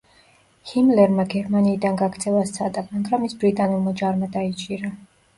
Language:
Georgian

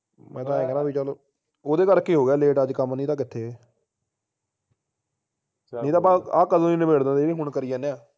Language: Punjabi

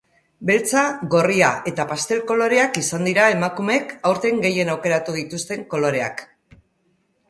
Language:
Basque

